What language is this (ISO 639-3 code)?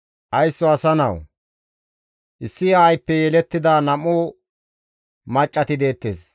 gmv